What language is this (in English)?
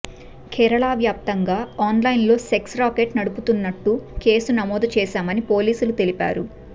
Telugu